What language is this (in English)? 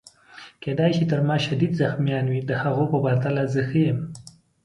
Pashto